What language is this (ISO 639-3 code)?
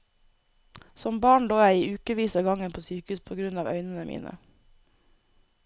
nor